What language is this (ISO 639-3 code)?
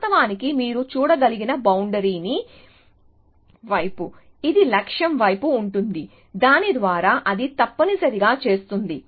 tel